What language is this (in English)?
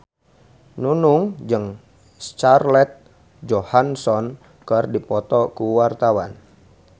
Sundanese